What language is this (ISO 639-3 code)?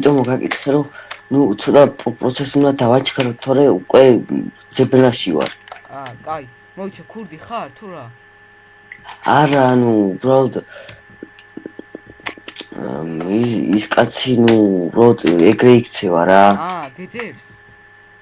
eng